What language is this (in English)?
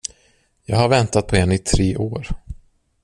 Swedish